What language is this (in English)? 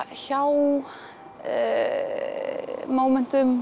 Icelandic